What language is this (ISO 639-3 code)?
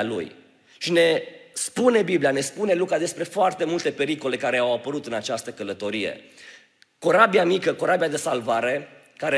ron